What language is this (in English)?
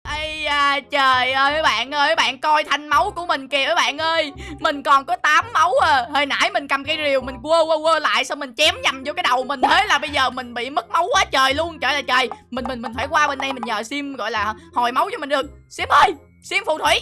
Vietnamese